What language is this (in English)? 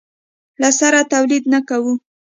Pashto